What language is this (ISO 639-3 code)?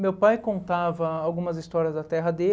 por